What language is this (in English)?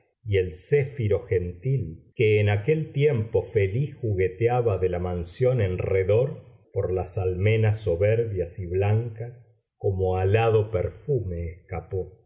Spanish